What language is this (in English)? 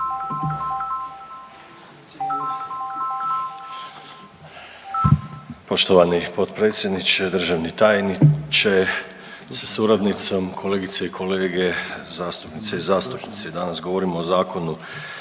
Croatian